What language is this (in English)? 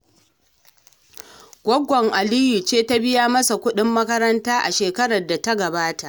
Hausa